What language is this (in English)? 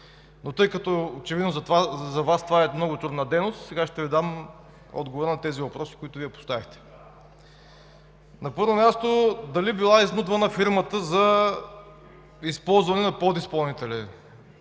Bulgarian